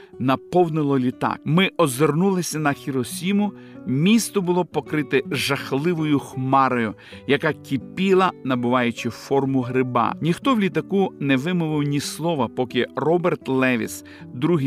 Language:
Ukrainian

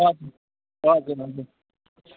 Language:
Nepali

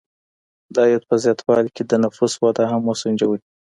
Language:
Pashto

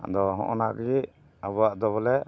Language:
Santali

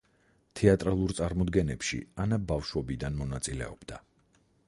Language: Georgian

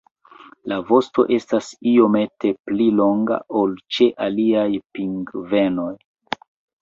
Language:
Esperanto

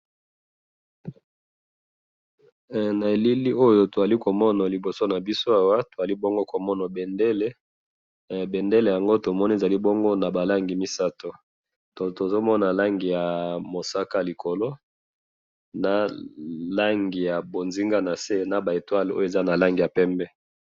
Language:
Lingala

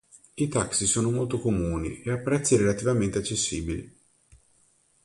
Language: Italian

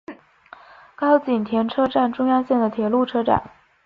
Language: Chinese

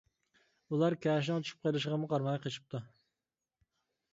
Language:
Uyghur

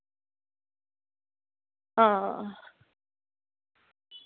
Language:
Dogri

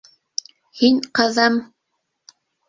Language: Bashkir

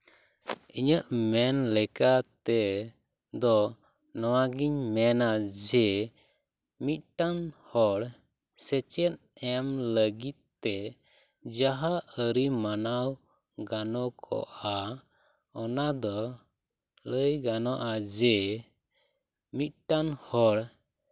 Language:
Santali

